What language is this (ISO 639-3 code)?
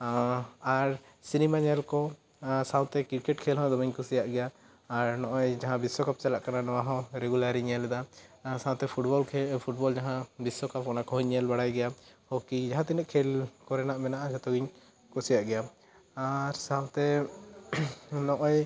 sat